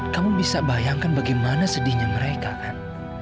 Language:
Indonesian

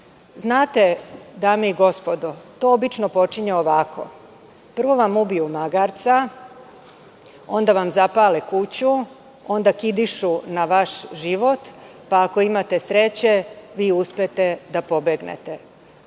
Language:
Serbian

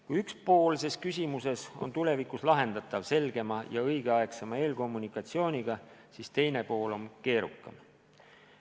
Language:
Estonian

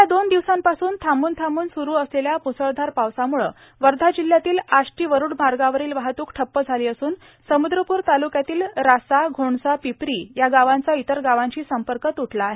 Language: Marathi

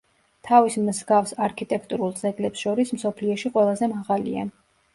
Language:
Georgian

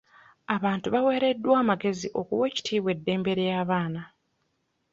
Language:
Ganda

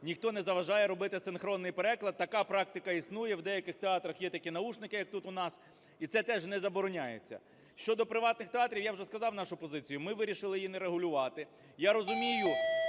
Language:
Ukrainian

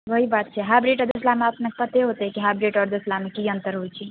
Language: Maithili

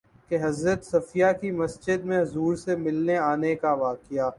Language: Urdu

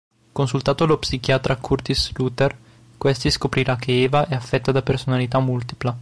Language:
Italian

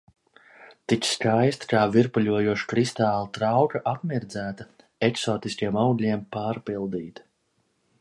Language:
Latvian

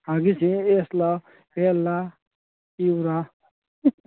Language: Manipuri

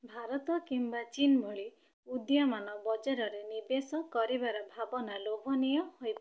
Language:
Odia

